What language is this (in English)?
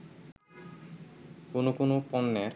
Bangla